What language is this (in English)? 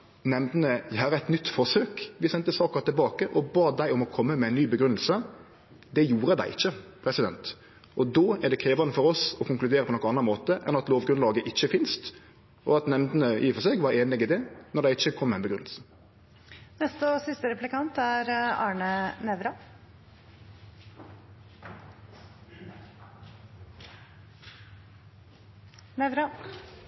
Norwegian Nynorsk